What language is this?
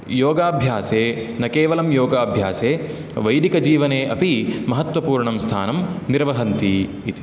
Sanskrit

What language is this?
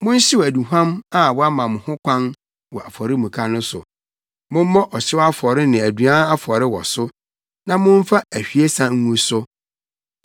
Akan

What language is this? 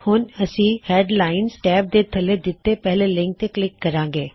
Punjabi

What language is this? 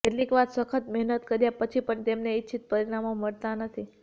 Gujarati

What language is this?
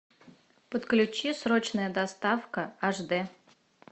Russian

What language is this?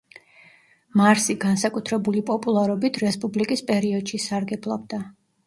Georgian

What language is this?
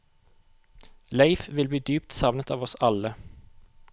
Norwegian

